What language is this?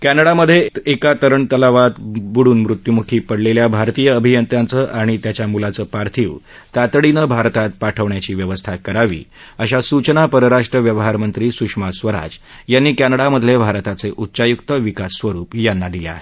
Marathi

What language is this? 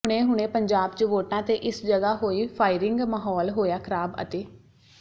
Punjabi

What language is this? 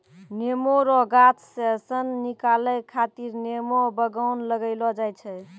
Maithili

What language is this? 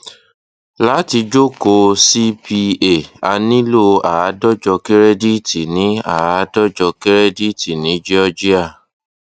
Yoruba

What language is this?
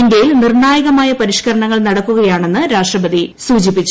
Malayalam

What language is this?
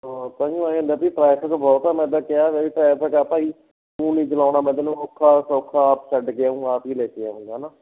Punjabi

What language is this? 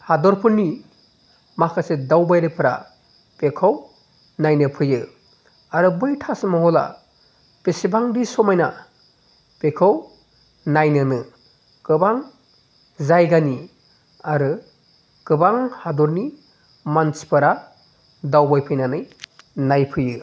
Bodo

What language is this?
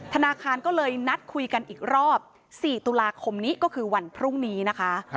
Thai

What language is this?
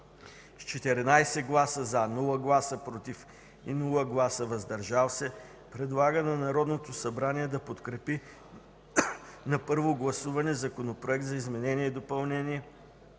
Bulgarian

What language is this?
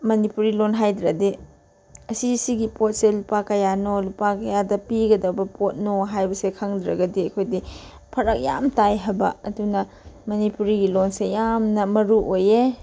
Manipuri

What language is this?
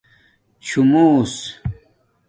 Domaaki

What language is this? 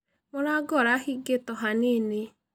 Kikuyu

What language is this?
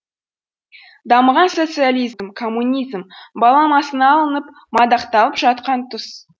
Kazakh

